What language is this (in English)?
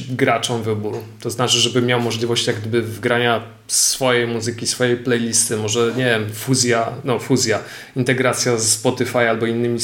Polish